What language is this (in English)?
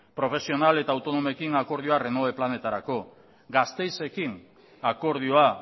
Basque